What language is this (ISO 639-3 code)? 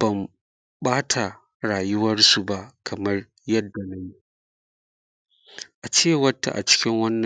hau